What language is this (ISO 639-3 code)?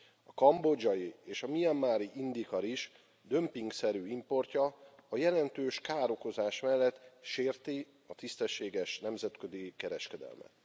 hun